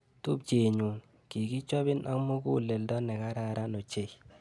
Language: Kalenjin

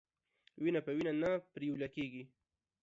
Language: Pashto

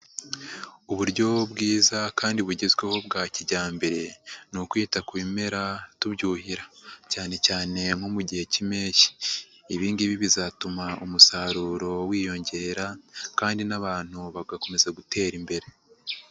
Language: Kinyarwanda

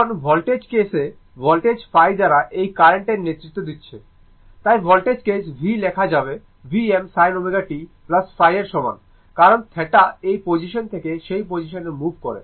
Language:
Bangla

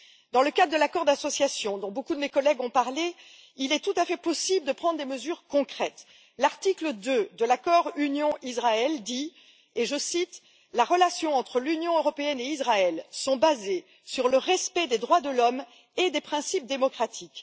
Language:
French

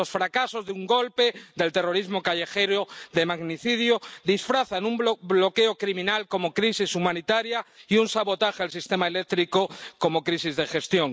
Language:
Spanish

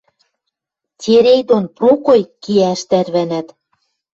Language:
Western Mari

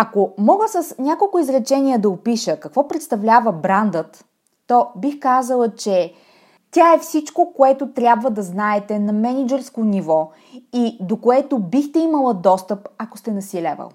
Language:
Bulgarian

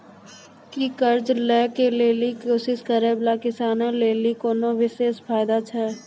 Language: Maithili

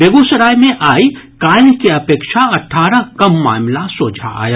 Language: Maithili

